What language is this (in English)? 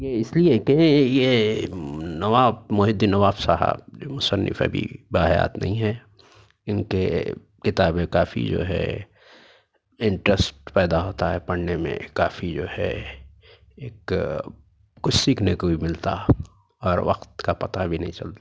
Urdu